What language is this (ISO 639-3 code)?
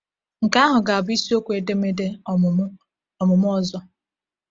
ibo